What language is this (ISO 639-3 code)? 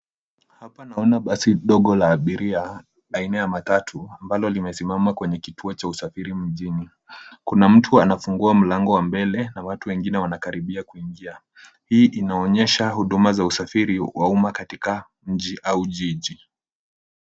swa